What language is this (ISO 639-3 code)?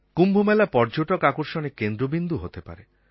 ben